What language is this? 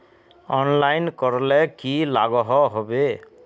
Magahi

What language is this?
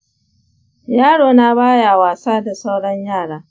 Hausa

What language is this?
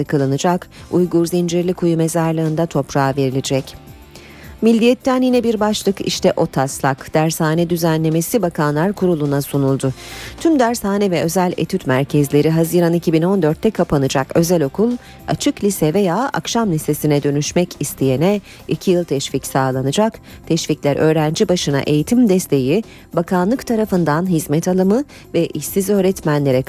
Turkish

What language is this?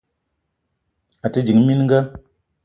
Eton (Cameroon)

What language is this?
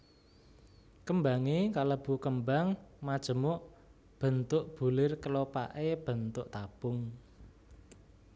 Javanese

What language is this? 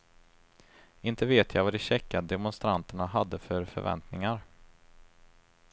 Swedish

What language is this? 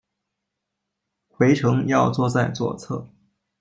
Chinese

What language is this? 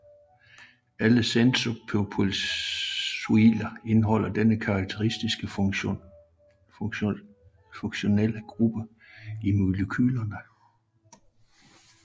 Danish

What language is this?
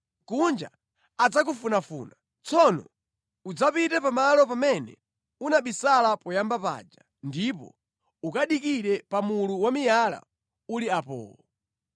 Nyanja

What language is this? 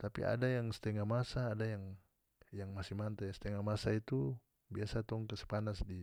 North Moluccan Malay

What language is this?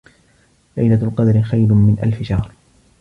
Arabic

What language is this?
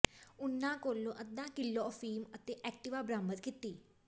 Punjabi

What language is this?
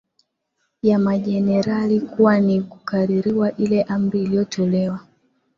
Swahili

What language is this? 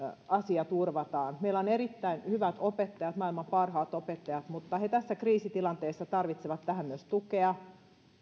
Finnish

